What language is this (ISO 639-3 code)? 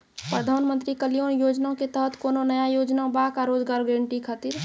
mai